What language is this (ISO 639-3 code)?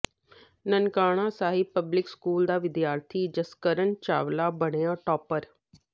pan